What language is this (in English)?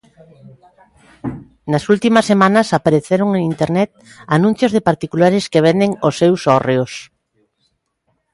Galician